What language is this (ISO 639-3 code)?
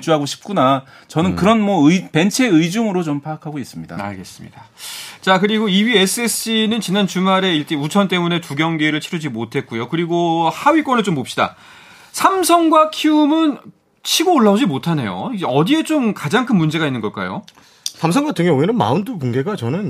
kor